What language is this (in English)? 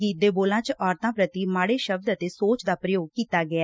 Punjabi